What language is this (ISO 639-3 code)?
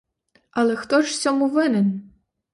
ukr